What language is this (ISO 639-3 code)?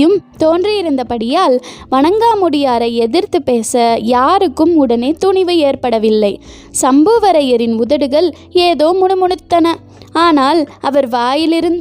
tam